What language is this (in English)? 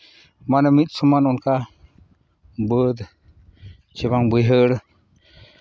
Santali